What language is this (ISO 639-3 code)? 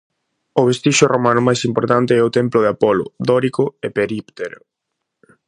glg